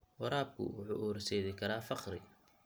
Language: Somali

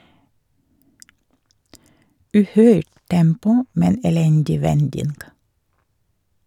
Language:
Norwegian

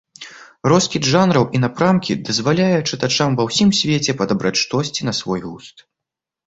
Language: Belarusian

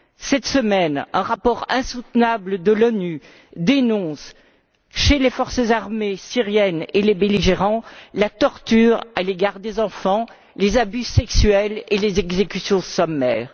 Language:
French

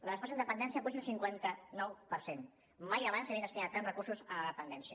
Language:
Catalan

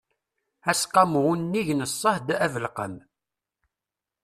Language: Kabyle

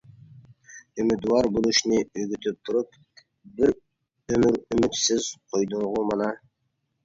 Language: Uyghur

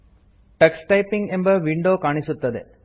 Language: Kannada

